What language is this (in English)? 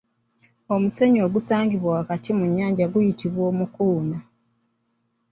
Ganda